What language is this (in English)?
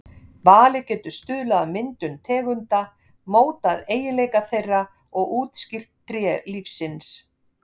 Icelandic